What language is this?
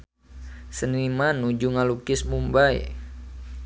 Sundanese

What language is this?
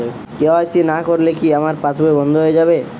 Bangla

